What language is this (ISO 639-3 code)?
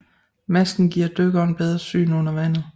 dan